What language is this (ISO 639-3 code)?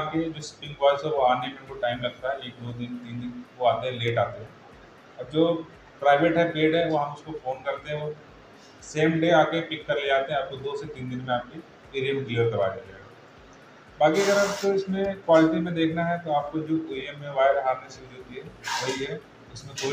hin